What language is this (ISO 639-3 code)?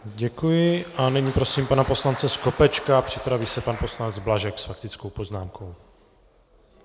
ces